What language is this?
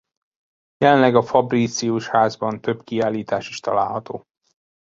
Hungarian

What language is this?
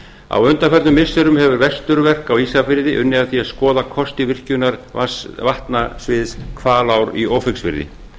Icelandic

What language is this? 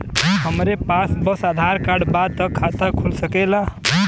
Bhojpuri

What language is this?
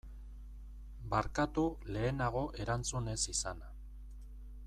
Basque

